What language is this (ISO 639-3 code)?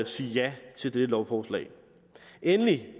dan